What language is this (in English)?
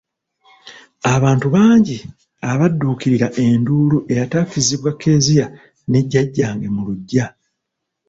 Ganda